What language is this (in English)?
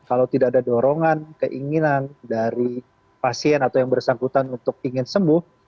Indonesian